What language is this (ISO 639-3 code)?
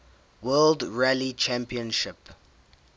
eng